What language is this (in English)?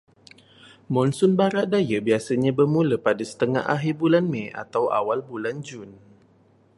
Malay